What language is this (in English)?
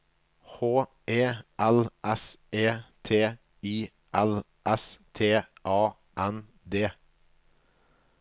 Norwegian